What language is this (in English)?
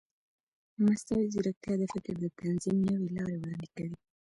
Pashto